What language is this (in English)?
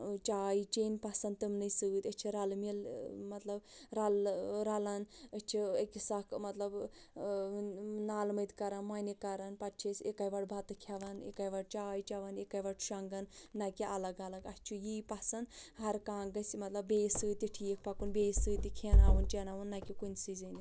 Kashmiri